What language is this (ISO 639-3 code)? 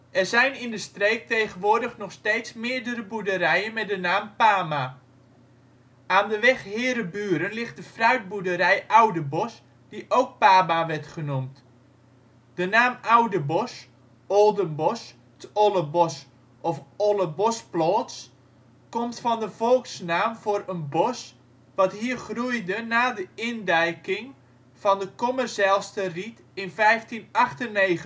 nld